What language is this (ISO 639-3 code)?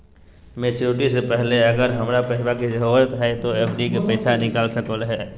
mag